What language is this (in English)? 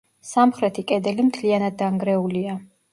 Georgian